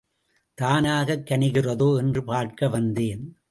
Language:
Tamil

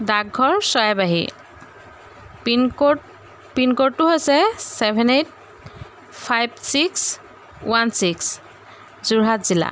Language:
Assamese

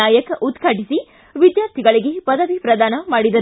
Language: Kannada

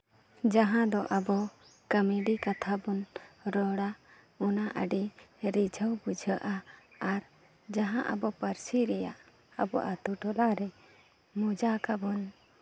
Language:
Santali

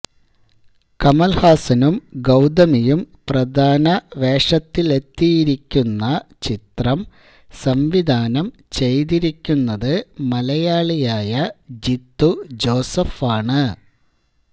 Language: Malayalam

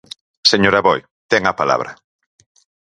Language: Galician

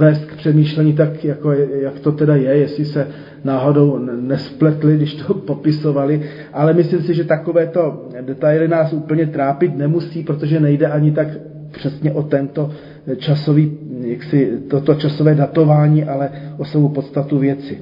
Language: Czech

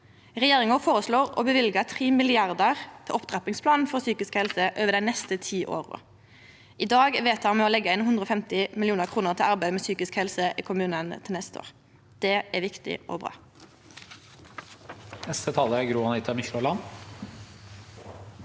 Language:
Norwegian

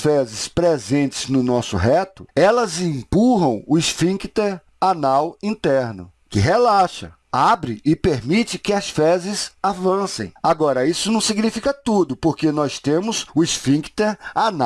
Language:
Portuguese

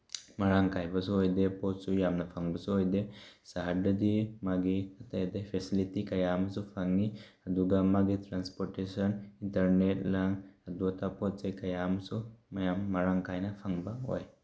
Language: Manipuri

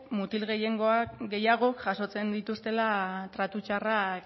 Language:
Basque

